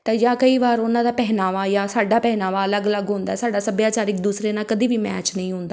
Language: Punjabi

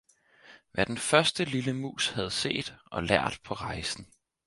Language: Danish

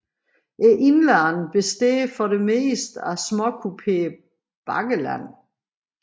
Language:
Danish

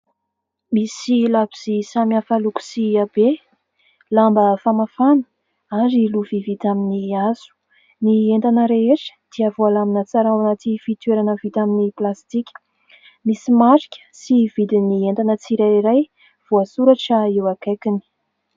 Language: Malagasy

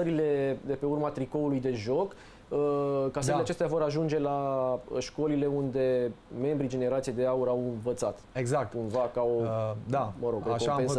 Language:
Romanian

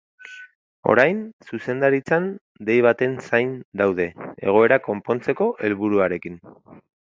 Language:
Basque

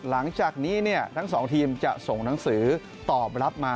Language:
Thai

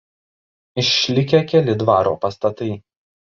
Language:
Lithuanian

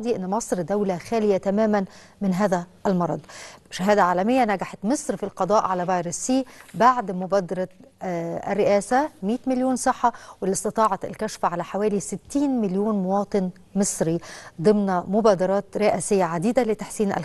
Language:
Arabic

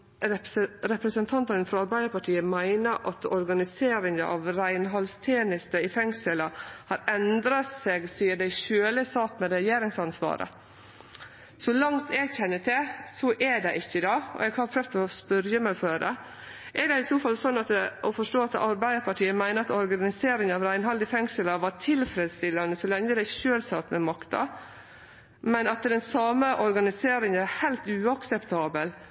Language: Norwegian Nynorsk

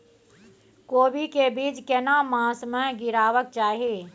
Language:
Maithili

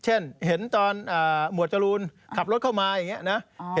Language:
Thai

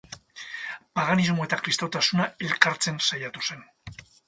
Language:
Basque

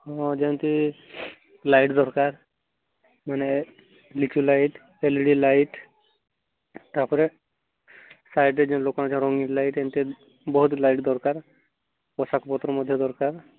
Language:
Odia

